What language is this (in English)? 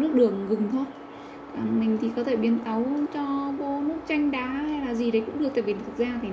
Vietnamese